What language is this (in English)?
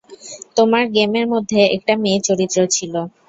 Bangla